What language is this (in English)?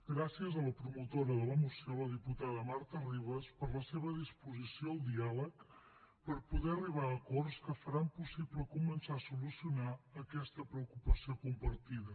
Catalan